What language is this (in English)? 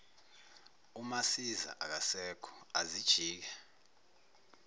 Zulu